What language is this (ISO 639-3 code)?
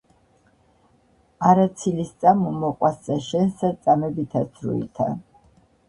kat